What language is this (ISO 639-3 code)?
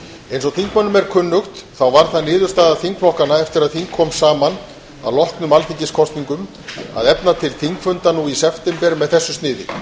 isl